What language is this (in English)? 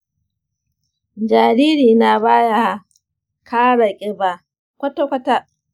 Hausa